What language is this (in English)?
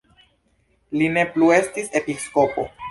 Esperanto